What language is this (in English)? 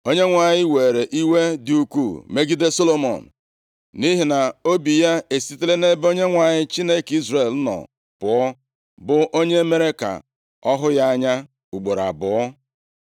Igbo